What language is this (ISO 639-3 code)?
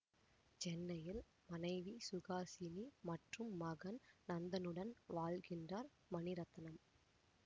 tam